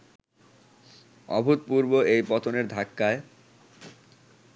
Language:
Bangla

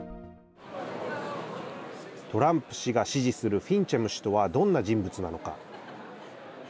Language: Japanese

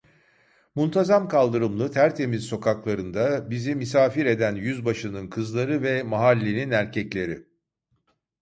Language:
Turkish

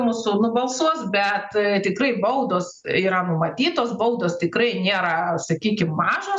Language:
Lithuanian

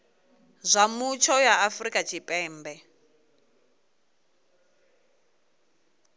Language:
Venda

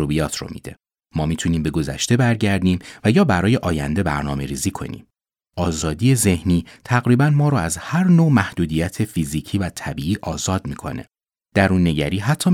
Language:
Persian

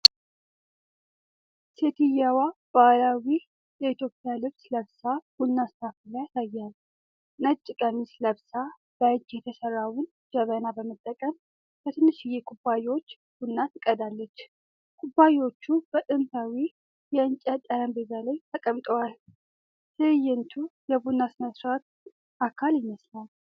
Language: Amharic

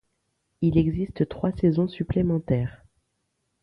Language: French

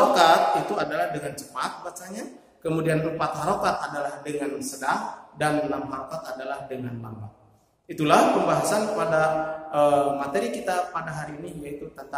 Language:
Indonesian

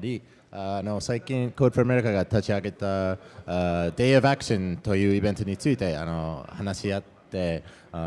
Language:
Japanese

